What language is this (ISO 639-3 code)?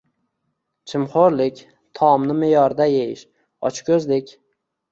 uzb